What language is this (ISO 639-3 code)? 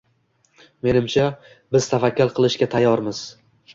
uzb